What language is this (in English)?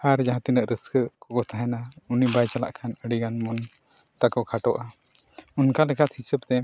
Santali